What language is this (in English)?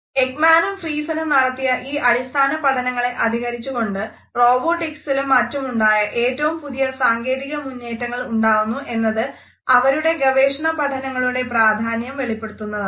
Malayalam